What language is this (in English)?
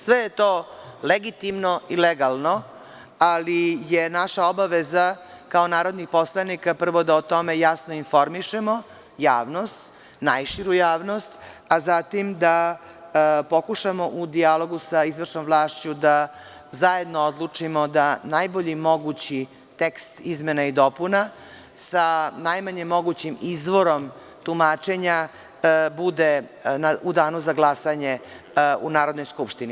Serbian